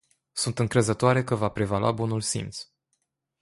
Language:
Romanian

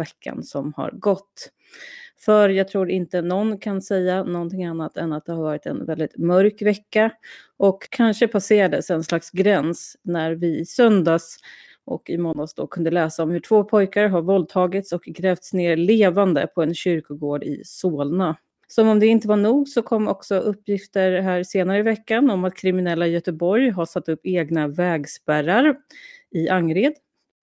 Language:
Swedish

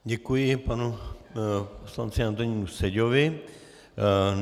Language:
Czech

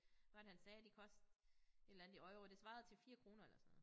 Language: Danish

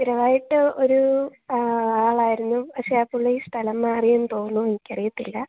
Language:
Malayalam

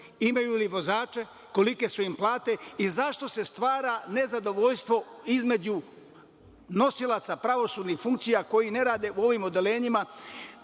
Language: Serbian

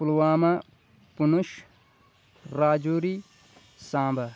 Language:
Kashmiri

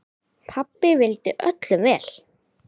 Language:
Icelandic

